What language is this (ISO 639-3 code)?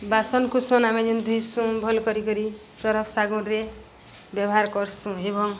ori